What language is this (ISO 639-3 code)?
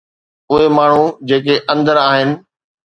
snd